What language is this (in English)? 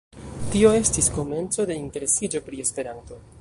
Esperanto